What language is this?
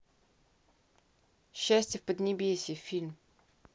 Russian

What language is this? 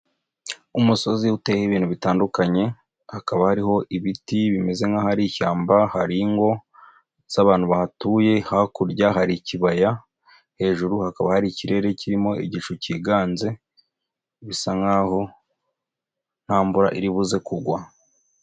Kinyarwanda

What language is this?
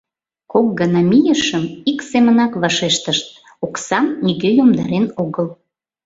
Mari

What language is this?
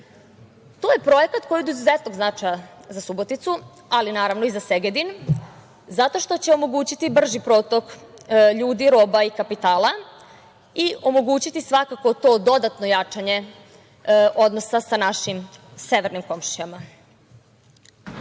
Serbian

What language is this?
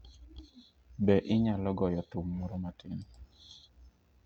Luo (Kenya and Tanzania)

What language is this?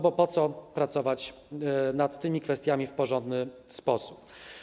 Polish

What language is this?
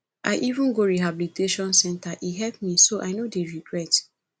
Nigerian Pidgin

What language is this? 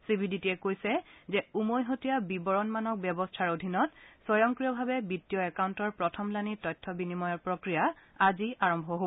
Assamese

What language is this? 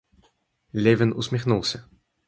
Russian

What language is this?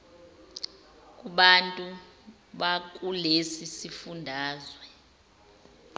Zulu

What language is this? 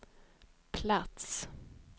Swedish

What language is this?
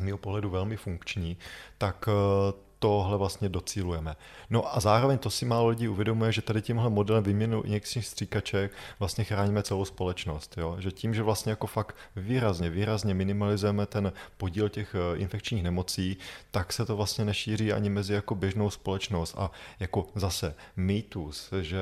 Czech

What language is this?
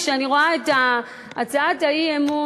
Hebrew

